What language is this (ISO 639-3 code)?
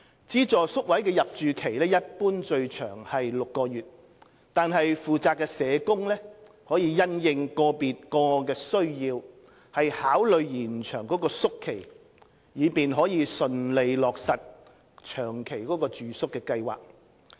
yue